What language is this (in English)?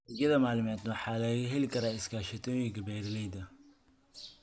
Somali